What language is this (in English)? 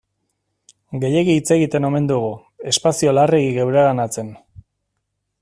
Basque